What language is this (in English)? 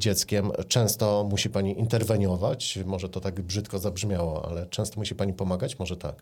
Polish